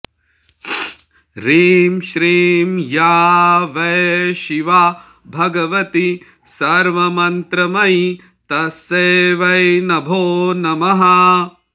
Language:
Sanskrit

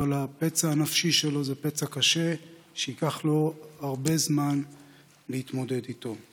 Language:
Hebrew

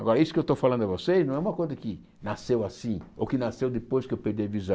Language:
Portuguese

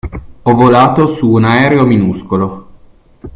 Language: Italian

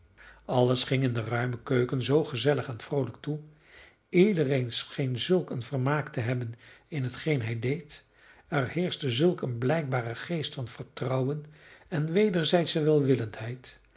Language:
Dutch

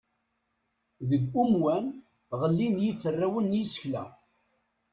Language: Kabyle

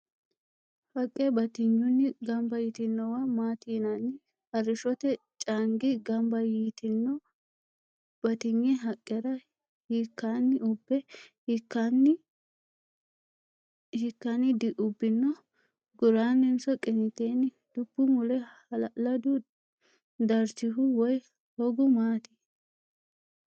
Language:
Sidamo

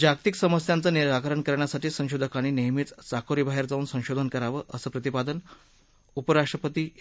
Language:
Marathi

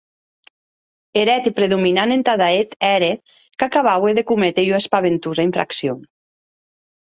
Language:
Occitan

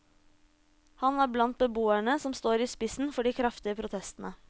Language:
Norwegian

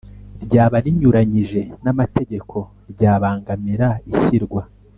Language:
Kinyarwanda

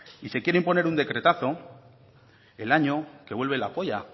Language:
Spanish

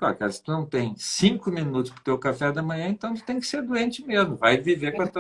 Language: Portuguese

